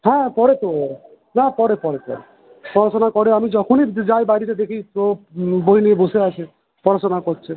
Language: Bangla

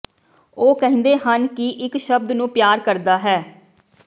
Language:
Punjabi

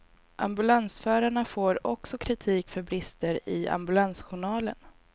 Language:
Swedish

